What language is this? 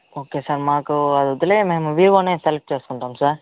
Telugu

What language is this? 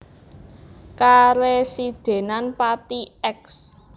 Javanese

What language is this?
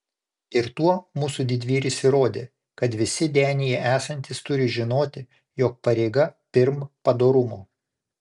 Lithuanian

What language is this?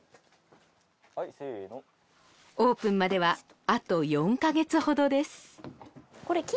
Japanese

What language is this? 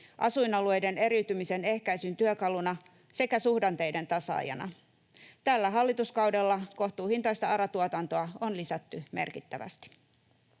Finnish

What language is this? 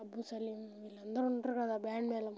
Telugu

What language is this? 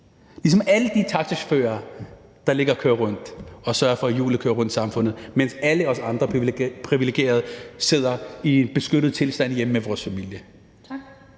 Danish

